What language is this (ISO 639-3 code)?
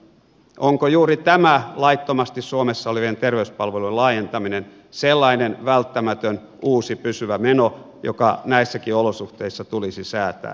fin